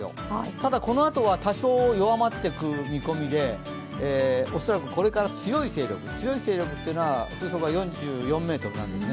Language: Japanese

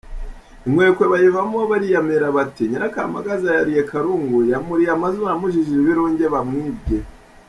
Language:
Kinyarwanda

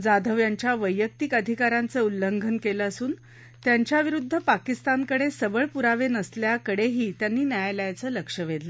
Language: Marathi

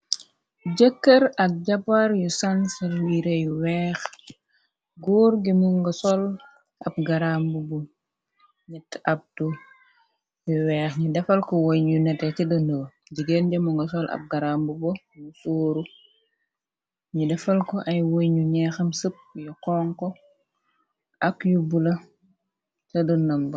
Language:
Wolof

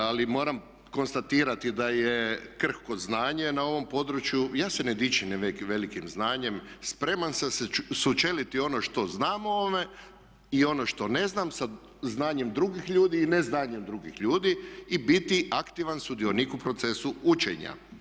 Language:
Croatian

